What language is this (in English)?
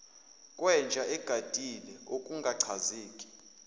Zulu